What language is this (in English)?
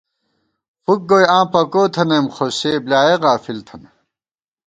Gawar-Bati